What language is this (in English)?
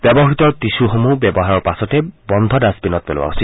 Assamese